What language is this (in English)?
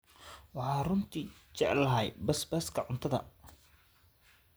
Somali